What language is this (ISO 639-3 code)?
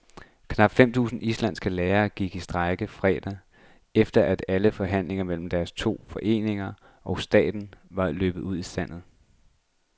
dan